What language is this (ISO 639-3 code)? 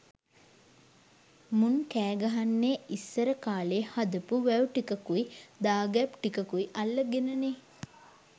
sin